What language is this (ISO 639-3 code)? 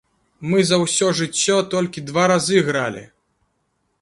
bel